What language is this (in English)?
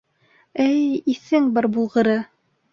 Bashkir